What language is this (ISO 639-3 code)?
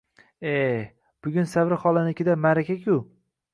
uzb